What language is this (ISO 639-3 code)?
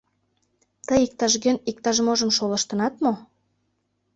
chm